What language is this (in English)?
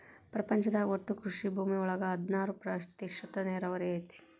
Kannada